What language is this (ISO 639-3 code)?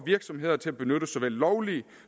dan